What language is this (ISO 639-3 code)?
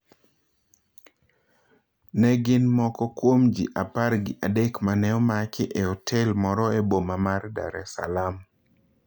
luo